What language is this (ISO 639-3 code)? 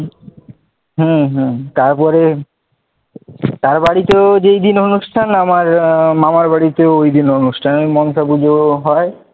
ben